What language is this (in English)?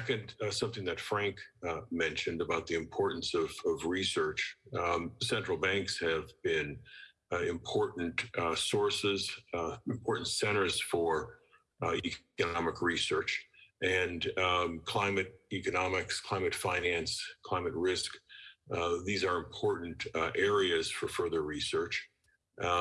English